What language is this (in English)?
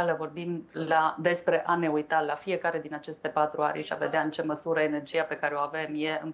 Romanian